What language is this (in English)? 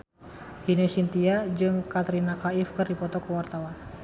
Sundanese